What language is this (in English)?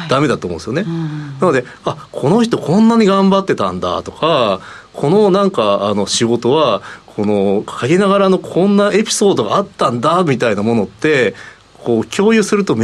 Japanese